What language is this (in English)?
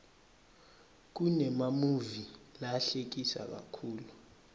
Swati